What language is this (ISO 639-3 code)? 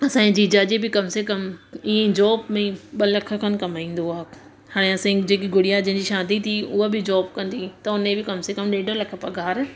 snd